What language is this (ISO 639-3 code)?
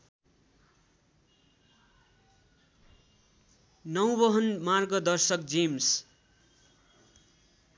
nep